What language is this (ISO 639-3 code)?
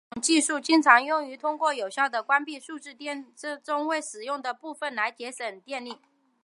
zho